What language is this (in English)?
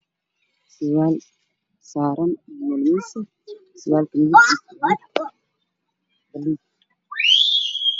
Somali